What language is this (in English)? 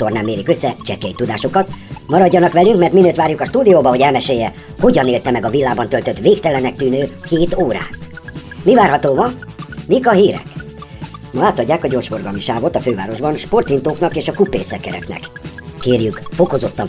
Hungarian